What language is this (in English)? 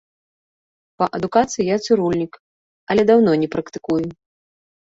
Belarusian